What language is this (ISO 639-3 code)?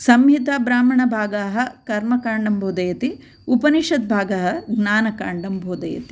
san